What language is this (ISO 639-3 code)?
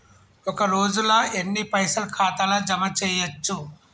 tel